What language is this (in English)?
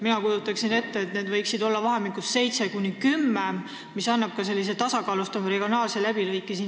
Estonian